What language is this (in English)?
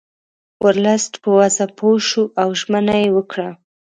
Pashto